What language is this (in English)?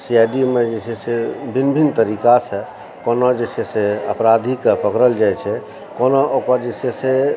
Maithili